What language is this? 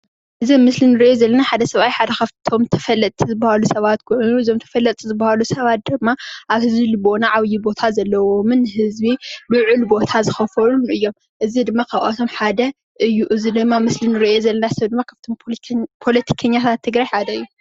Tigrinya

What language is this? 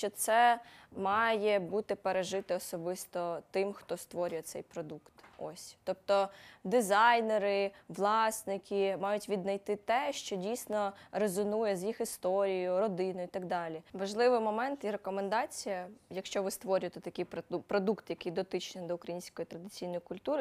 Ukrainian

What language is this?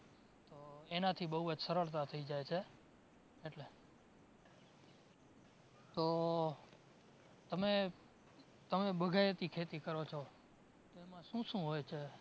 Gujarati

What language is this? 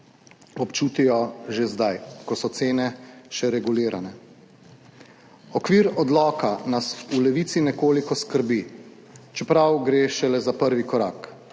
Slovenian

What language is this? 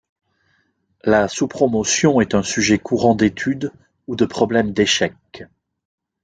French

